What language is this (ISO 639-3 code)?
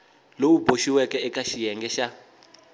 tso